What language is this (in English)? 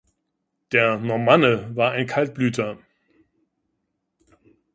German